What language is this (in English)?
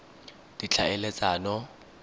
Tswana